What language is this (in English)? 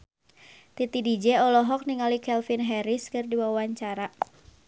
Sundanese